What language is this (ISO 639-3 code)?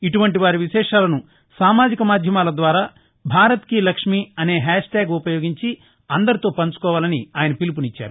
tel